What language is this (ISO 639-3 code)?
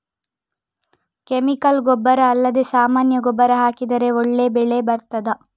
kan